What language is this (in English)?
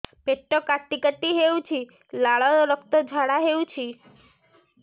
Odia